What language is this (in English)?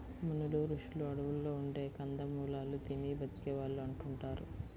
Telugu